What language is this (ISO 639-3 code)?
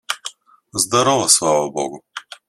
rus